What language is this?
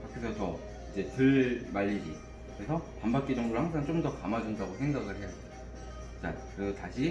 Korean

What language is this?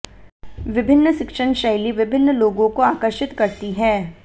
Hindi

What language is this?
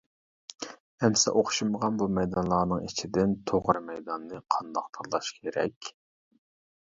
Uyghur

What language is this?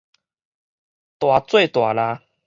Min Nan Chinese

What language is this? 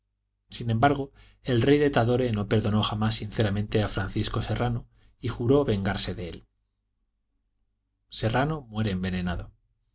Spanish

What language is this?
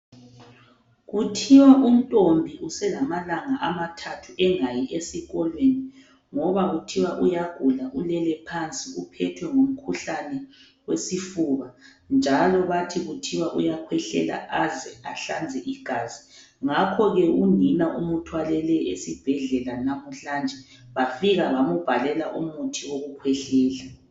North Ndebele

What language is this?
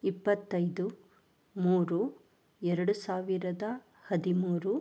Kannada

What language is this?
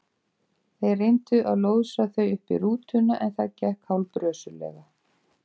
Icelandic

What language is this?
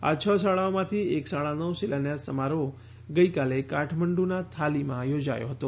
Gujarati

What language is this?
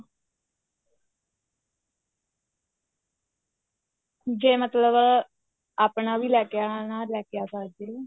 Punjabi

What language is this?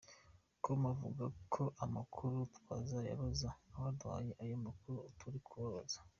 Kinyarwanda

